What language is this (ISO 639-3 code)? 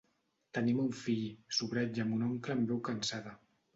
cat